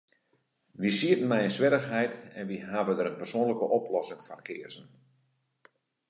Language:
Western Frisian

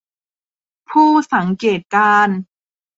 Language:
Thai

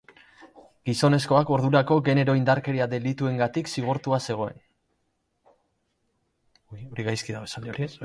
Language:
Basque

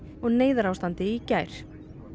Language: Icelandic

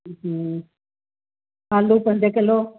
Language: Sindhi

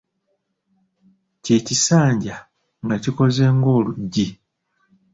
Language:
Ganda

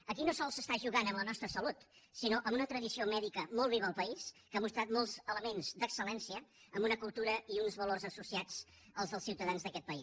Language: Catalan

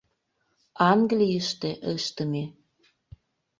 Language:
Mari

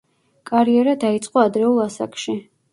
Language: Georgian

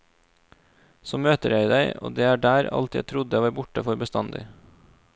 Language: Norwegian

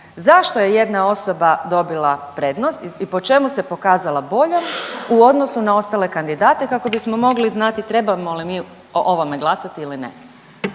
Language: Croatian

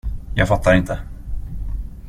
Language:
Swedish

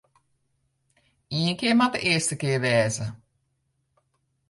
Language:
Western Frisian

